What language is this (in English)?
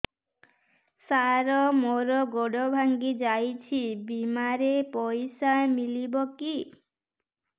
Odia